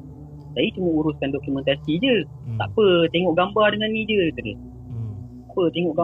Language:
Malay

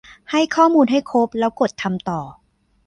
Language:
Thai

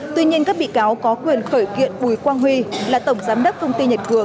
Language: Vietnamese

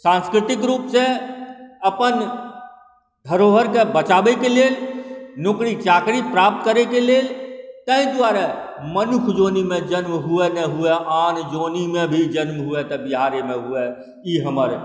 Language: Maithili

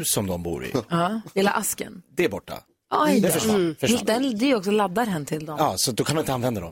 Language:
Swedish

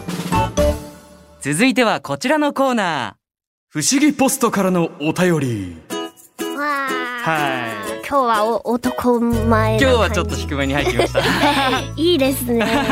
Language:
Japanese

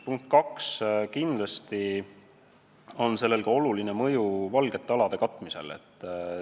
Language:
Estonian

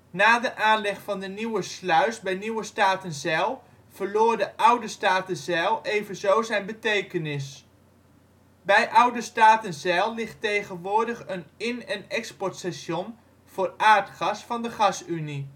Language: Dutch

